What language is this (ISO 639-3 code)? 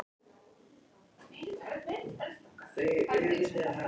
isl